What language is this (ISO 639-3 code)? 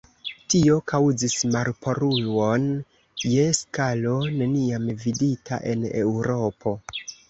epo